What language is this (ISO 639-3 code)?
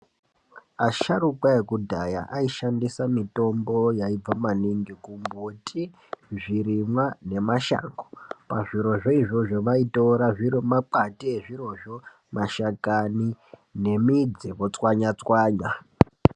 ndc